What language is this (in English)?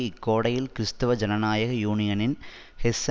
Tamil